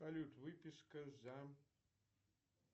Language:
Russian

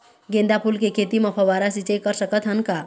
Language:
Chhattisgarhi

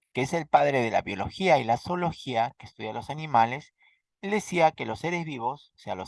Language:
Spanish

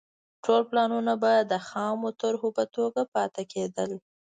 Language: Pashto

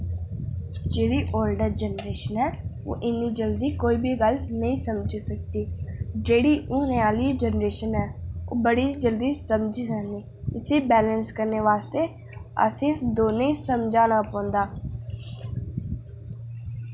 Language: Dogri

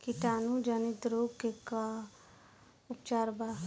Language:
Bhojpuri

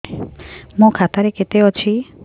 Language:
Odia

